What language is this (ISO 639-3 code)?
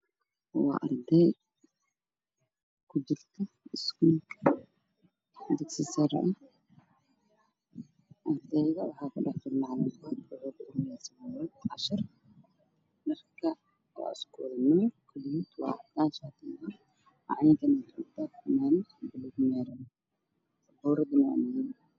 som